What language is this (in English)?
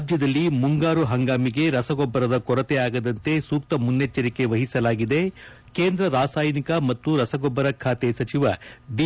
Kannada